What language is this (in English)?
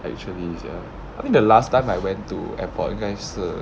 English